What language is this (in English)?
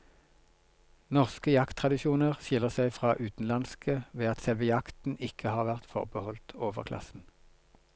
Norwegian